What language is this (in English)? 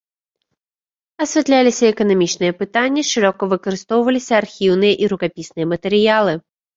Belarusian